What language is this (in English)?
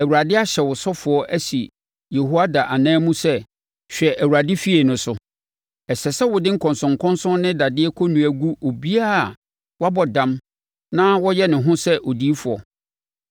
Akan